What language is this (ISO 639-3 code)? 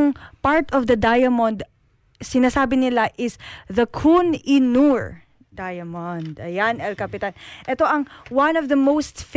fil